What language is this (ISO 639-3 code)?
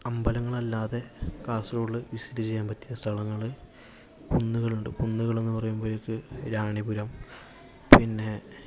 mal